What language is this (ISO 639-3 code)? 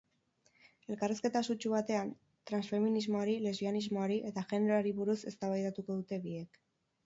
eus